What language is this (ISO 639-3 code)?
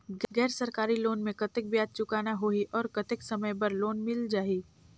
hne